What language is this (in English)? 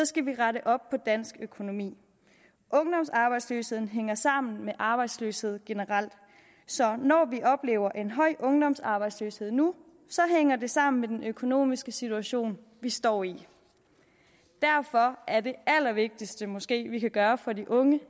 Danish